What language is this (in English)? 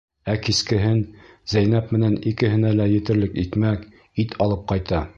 Bashkir